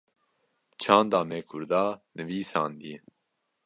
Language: Kurdish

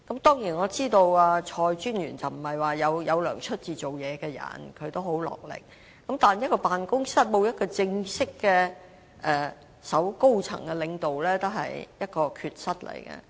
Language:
Cantonese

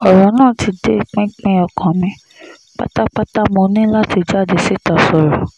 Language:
Yoruba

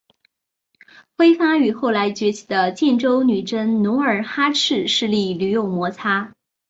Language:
Chinese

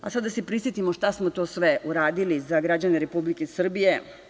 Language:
Serbian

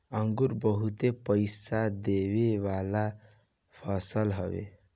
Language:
Bhojpuri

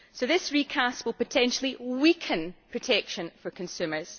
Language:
English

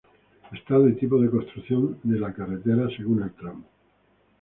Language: Spanish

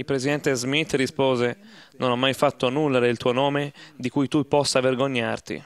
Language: Italian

